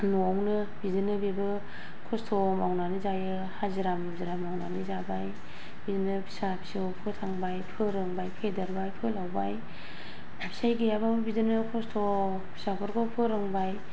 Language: Bodo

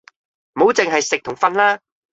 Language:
Cantonese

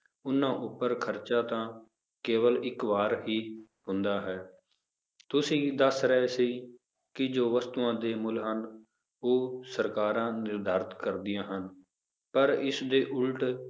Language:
Punjabi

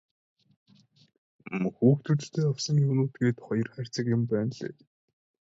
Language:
Mongolian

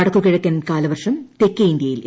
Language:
Malayalam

